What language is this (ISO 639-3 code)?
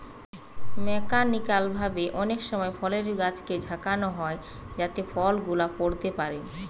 ben